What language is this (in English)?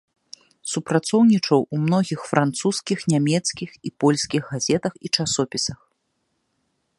Belarusian